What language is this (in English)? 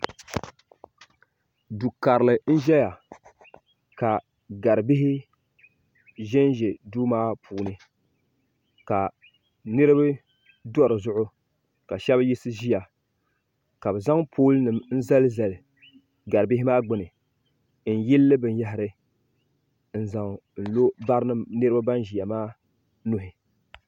Dagbani